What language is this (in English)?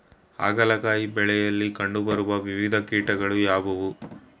Kannada